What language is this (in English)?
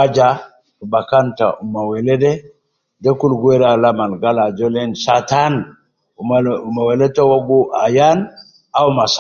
Nubi